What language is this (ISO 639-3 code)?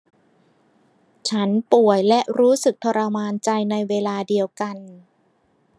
tha